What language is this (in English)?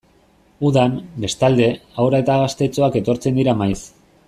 Basque